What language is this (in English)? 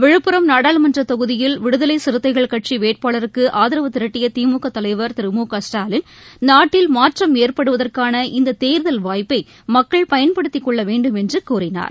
Tamil